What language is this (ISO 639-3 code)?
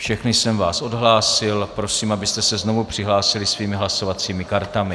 ces